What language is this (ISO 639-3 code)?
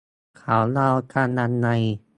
tha